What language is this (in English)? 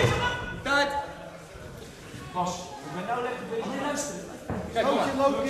Dutch